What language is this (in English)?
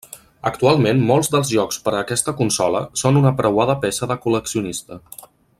Catalan